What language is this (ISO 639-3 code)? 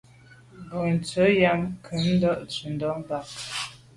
byv